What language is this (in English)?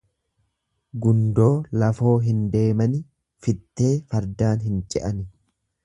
Oromo